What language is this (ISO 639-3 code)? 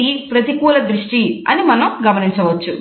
tel